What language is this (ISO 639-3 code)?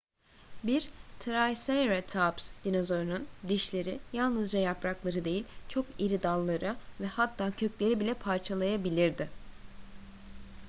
tur